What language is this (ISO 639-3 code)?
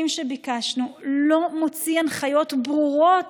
heb